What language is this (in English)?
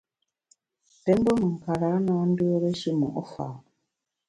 Bamun